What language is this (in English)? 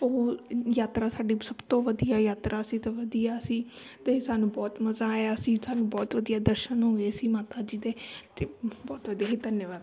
Punjabi